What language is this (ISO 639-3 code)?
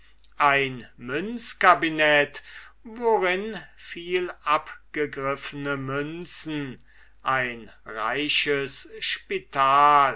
deu